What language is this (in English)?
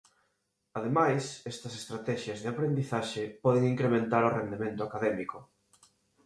Galician